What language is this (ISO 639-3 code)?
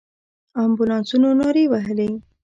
pus